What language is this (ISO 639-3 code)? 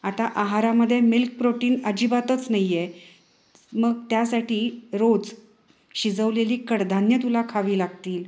mar